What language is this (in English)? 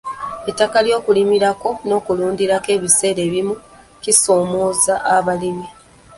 Ganda